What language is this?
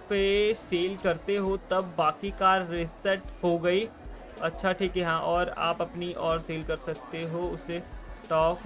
Hindi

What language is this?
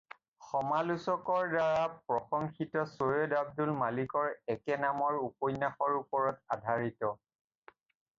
Assamese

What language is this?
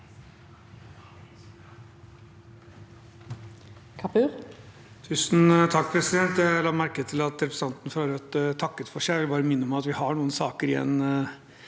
Norwegian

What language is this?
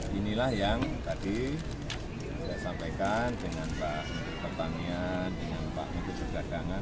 Indonesian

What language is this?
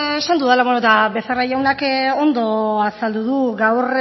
Basque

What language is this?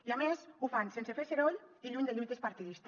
Catalan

